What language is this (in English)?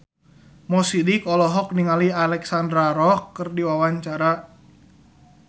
Sundanese